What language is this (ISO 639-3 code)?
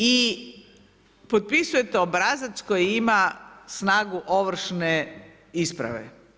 hrv